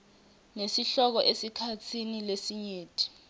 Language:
Swati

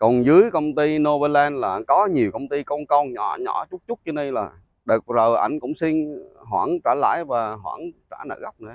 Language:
Vietnamese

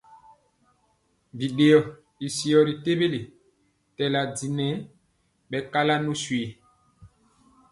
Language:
Mpiemo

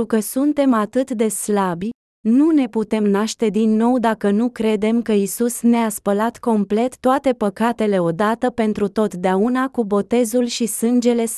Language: Romanian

